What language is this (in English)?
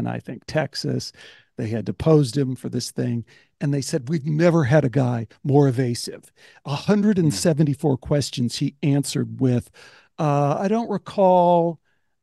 English